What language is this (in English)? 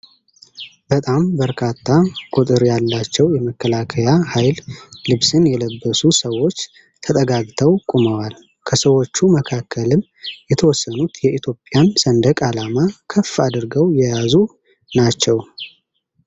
Amharic